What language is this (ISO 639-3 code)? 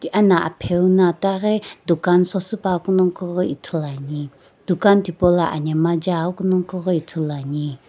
nsm